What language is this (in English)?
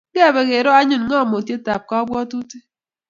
Kalenjin